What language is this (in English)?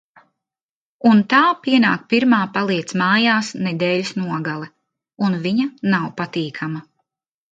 Latvian